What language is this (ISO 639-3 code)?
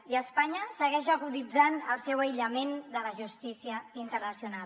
cat